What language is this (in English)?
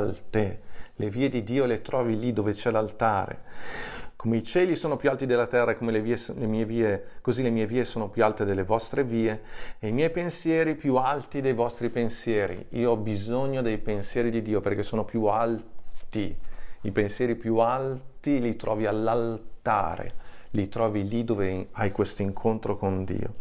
Italian